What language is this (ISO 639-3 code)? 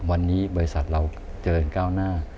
tha